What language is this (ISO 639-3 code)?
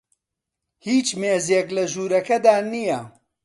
ckb